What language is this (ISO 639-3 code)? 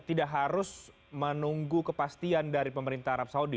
ind